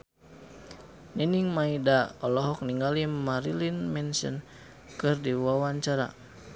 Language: Sundanese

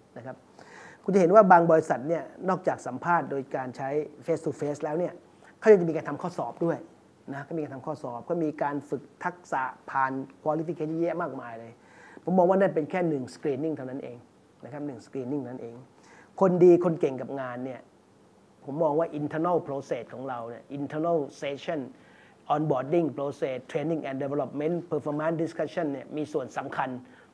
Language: Thai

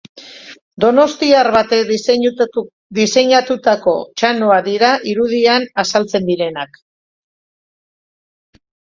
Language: Basque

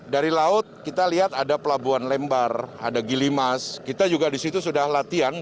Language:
Indonesian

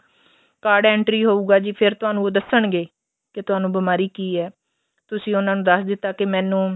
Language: Punjabi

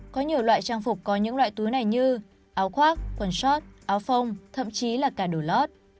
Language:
Vietnamese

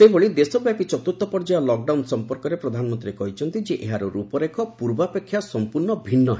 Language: Odia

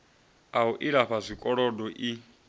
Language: Venda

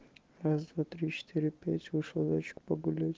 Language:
Russian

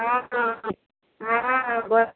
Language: Maithili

